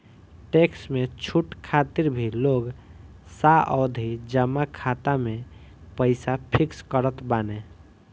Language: Bhojpuri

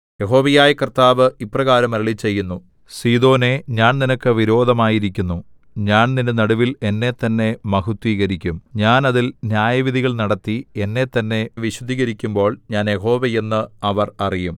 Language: Malayalam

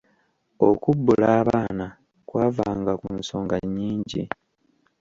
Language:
Ganda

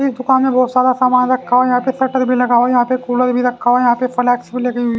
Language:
Hindi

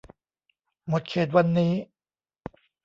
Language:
Thai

